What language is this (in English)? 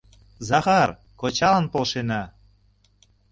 Mari